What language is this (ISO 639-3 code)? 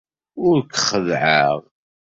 kab